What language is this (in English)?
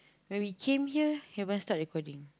English